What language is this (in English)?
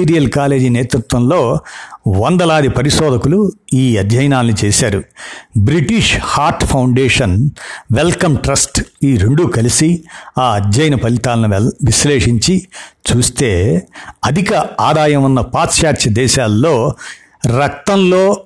Telugu